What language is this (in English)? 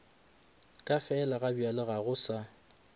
Northern Sotho